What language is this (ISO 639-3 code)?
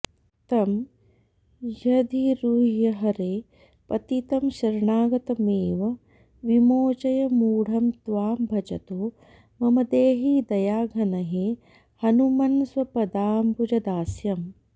san